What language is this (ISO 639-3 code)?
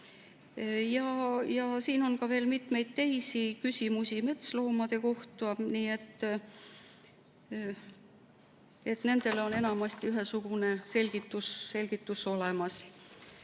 est